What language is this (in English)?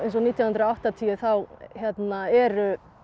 Icelandic